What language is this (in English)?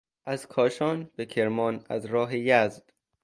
Persian